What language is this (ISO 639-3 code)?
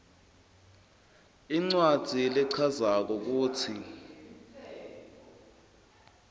ssw